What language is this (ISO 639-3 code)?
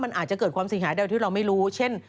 tha